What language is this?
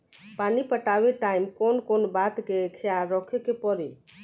Bhojpuri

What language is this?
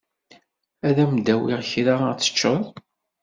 Kabyle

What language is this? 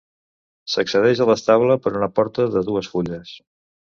Catalan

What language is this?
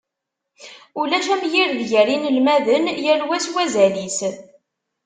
Kabyle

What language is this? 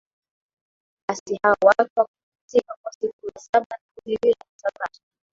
Swahili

